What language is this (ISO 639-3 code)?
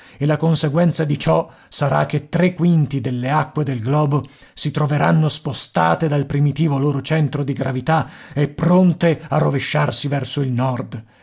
ita